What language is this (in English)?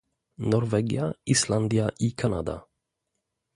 Polish